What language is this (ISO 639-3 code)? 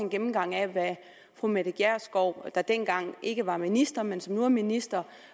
dan